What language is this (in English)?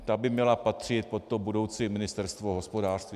Czech